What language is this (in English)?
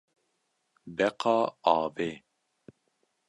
Kurdish